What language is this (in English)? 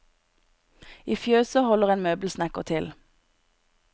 Norwegian